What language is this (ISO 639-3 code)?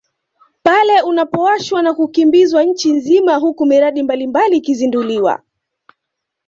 swa